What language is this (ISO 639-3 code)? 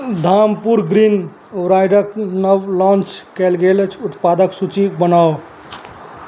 mai